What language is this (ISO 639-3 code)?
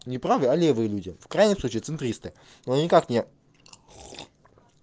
rus